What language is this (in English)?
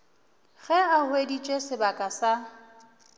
Northern Sotho